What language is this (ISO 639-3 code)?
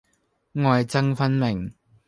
yue